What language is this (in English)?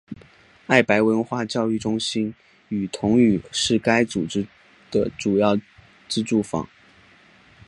Chinese